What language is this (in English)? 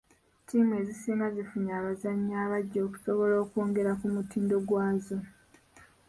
Ganda